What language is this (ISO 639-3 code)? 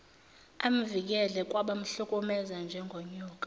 zul